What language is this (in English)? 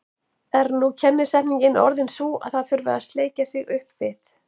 Icelandic